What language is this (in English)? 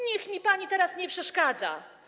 Polish